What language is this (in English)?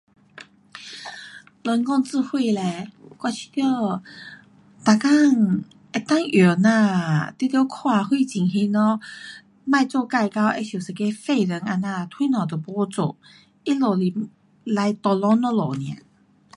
Pu-Xian Chinese